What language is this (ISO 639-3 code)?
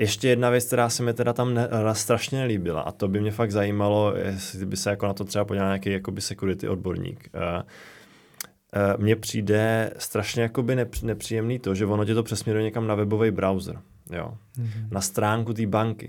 ces